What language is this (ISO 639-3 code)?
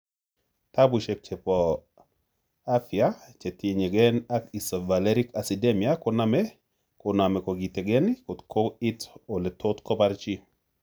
kln